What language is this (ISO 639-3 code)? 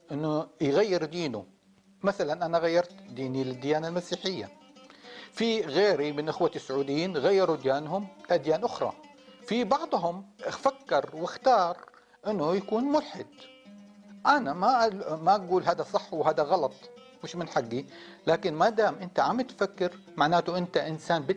ara